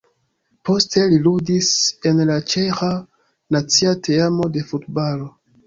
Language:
Esperanto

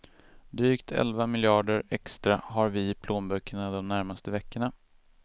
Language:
Swedish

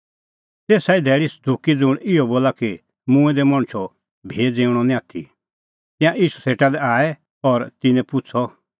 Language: Kullu Pahari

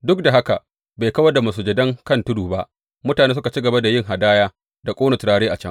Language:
Hausa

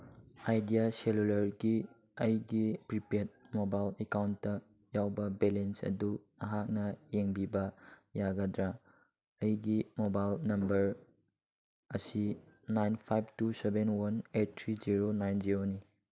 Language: Manipuri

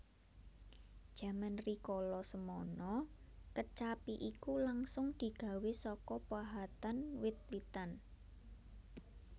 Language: Javanese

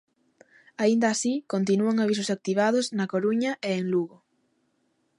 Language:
Galician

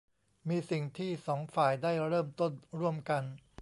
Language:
Thai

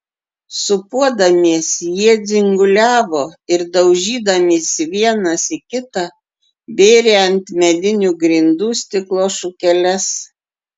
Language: Lithuanian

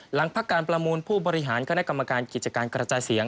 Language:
Thai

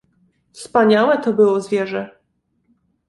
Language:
Polish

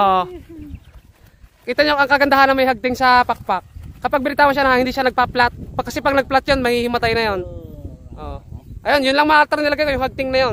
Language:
Filipino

